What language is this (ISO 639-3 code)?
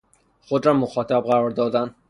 fas